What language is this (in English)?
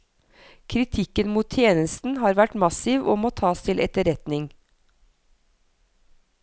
Norwegian